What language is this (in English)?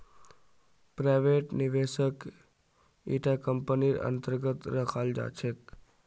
Magahi